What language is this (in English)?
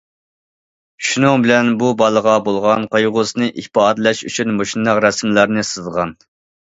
Uyghur